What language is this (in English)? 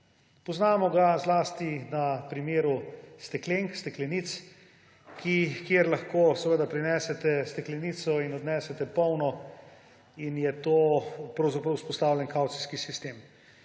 Slovenian